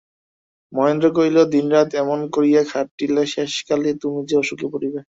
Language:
Bangla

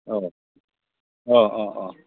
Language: Bodo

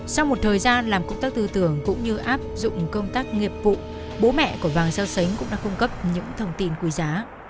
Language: Vietnamese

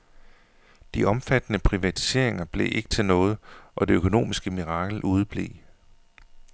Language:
Danish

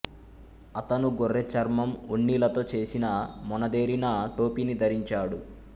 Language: Telugu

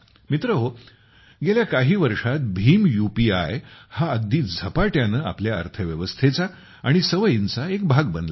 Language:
Marathi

